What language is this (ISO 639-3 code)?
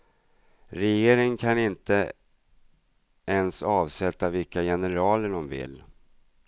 swe